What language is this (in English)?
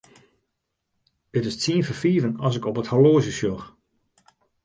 Western Frisian